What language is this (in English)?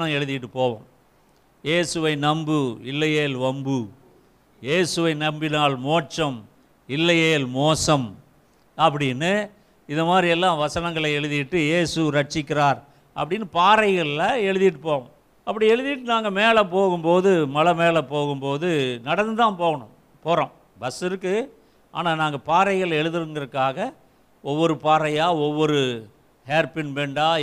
Tamil